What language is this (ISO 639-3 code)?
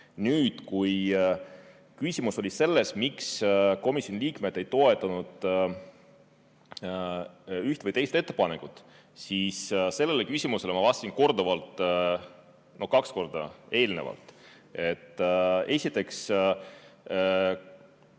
est